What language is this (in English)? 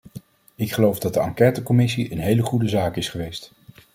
Dutch